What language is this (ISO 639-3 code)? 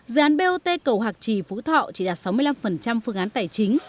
vie